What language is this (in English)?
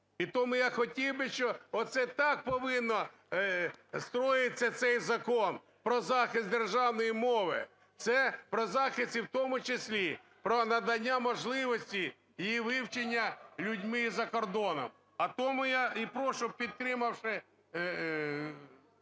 Ukrainian